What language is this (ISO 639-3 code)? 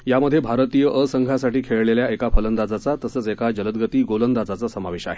mar